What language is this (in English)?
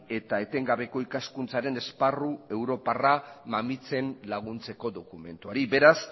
Basque